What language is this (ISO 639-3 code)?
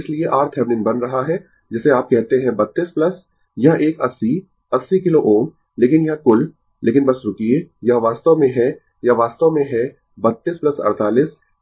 hin